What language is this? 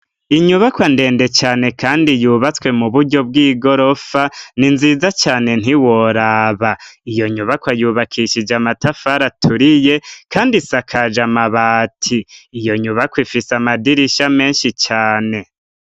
Rundi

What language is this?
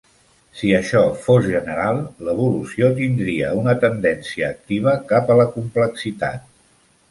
Catalan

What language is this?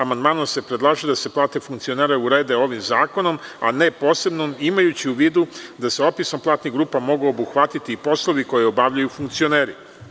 Serbian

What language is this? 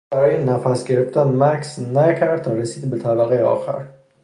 Persian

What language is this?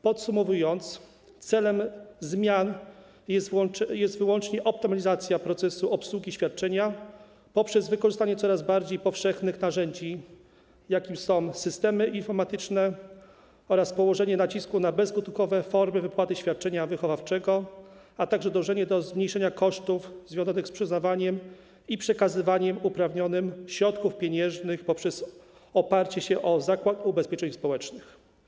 Polish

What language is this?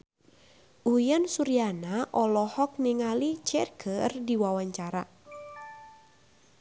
Sundanese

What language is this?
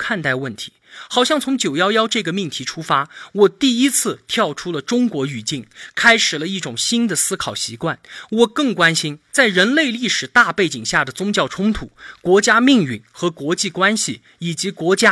Chinese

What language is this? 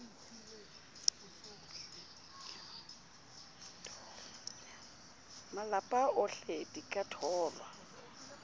Southern Sotho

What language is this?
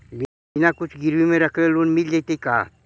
Magahi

